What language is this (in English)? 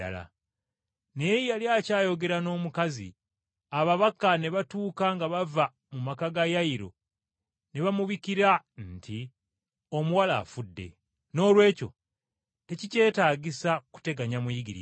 Ganda